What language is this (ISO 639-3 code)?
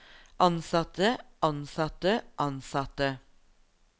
nor